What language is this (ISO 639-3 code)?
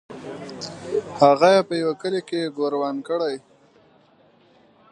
pus